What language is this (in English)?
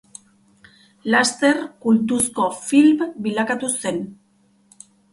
Basque